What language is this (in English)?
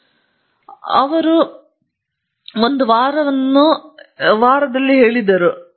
Kannada